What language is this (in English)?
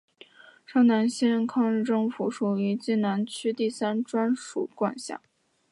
Chinese